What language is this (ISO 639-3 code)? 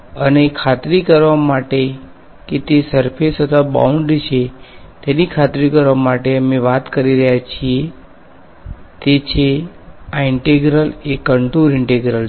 guj